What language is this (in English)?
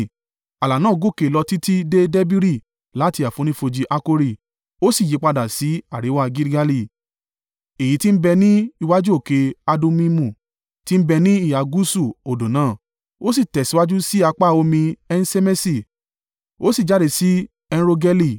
Yoruba